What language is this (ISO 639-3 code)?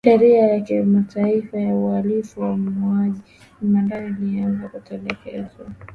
swa